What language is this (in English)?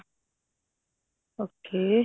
Punjabi